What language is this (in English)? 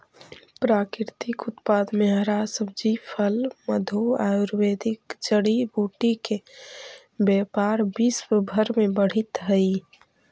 Magahi